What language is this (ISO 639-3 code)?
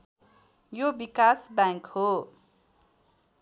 nep